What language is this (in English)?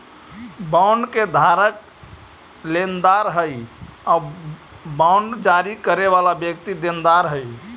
Magahi